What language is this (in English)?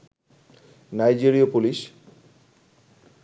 Bangla